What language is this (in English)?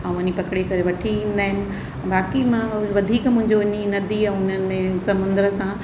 Sindhi